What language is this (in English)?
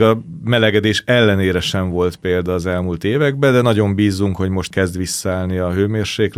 Hungarian